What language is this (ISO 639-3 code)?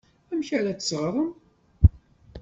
kab